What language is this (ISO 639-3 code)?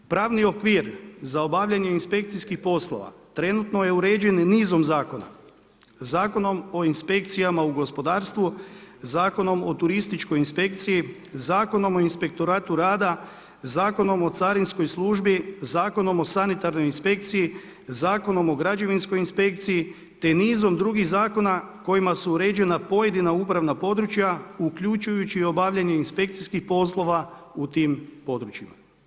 hrv